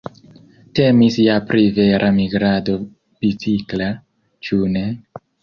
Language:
Esperanto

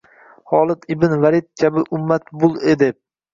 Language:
Uzbek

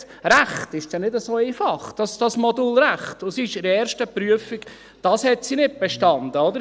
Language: Swiss German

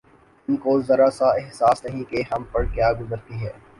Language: Urdu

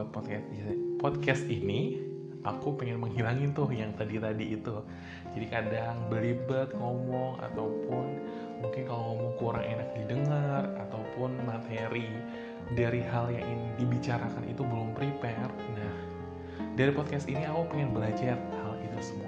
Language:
Indonesian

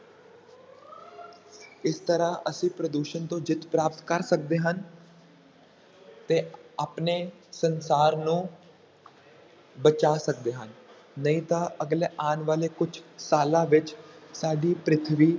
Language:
Punjabi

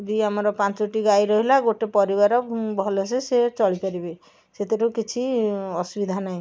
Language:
Odia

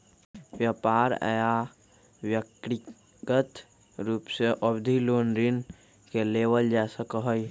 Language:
Magahi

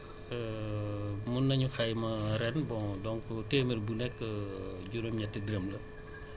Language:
Wolof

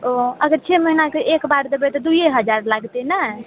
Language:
Maithili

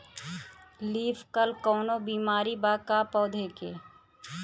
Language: Bhojpuri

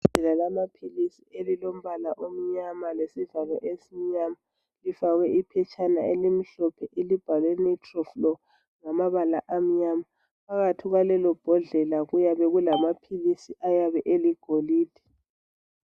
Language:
North Ndebele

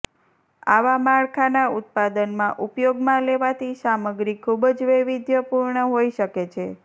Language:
Gujarati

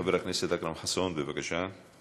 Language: Hebrew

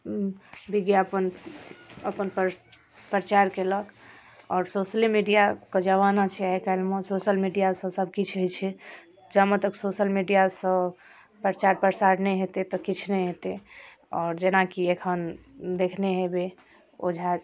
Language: Maithili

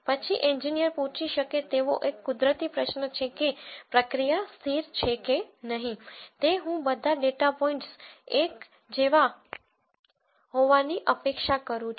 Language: Gujarati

